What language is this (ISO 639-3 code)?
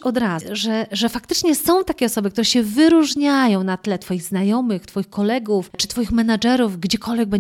pol